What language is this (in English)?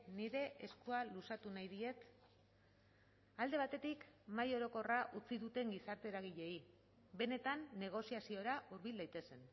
Basque